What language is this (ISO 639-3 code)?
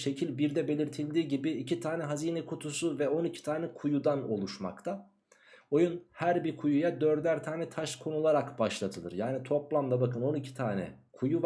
tur